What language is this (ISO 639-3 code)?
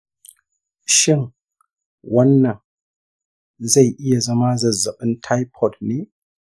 hau